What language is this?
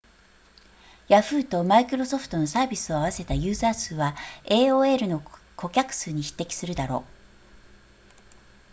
Japanese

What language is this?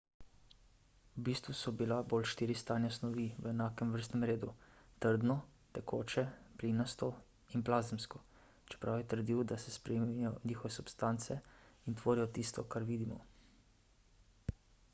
Slovenian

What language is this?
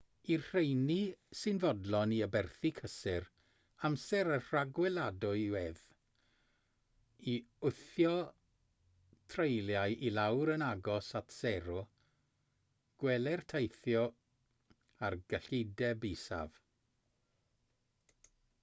Welsh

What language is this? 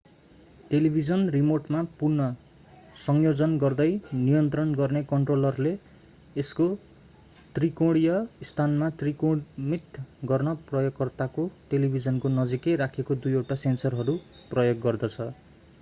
Nepali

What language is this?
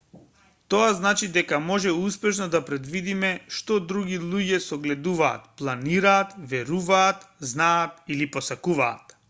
Macedonian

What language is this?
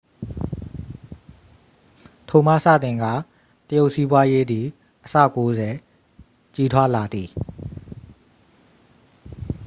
Burmese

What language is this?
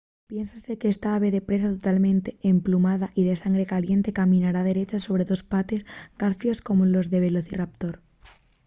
Asturian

